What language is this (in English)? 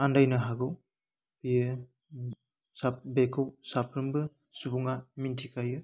Bodo